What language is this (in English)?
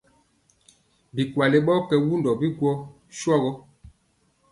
Mpiemo